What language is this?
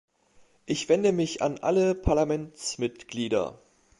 German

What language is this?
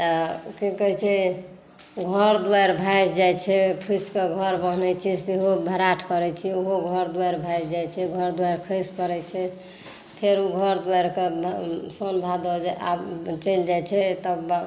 Maithili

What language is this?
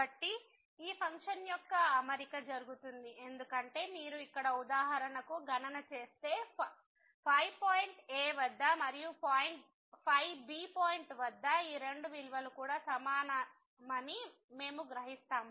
Telugu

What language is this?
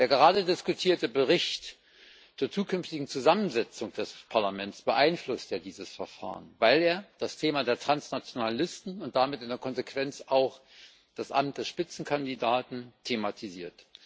German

